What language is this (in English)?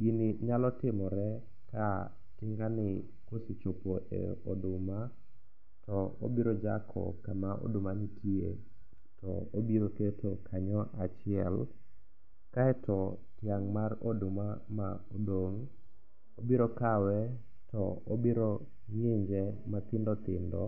Luo (Kenya and Tanzania)